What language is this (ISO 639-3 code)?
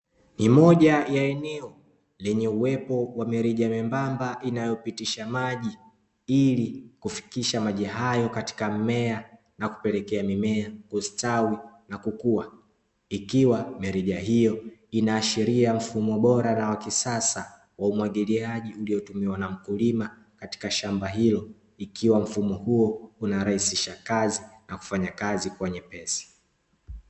swa